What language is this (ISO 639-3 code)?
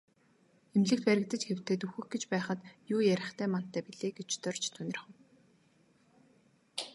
mon